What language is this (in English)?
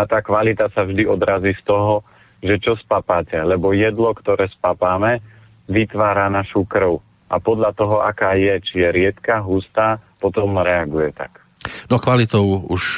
Slovak